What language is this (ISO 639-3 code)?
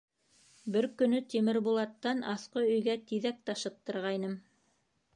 bak